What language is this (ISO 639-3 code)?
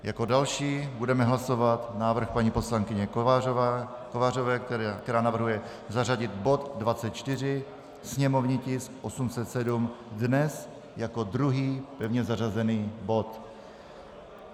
ces